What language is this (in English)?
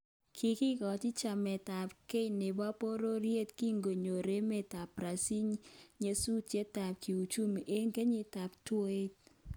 Kalenjin